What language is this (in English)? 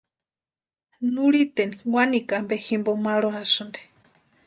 Western Highland Purepecha